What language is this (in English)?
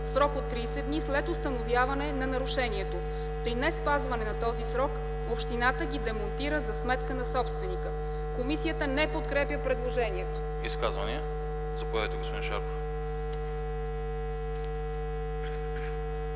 Bulgarian